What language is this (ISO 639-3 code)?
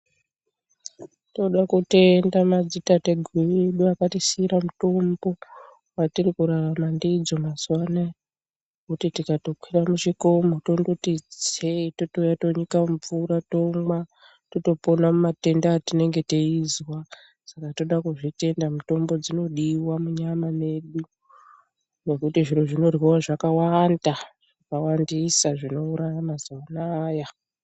ndc